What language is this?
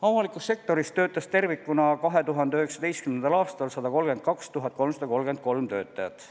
Estonian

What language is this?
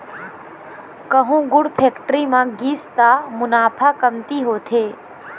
Chhattisgarhi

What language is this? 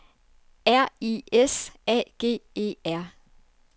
Danish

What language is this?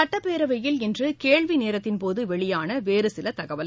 Tamil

